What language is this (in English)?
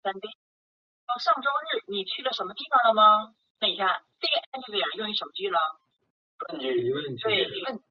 Chinese